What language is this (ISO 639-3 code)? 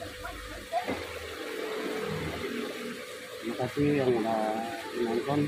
ind